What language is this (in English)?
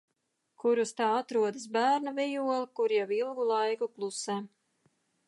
Latvian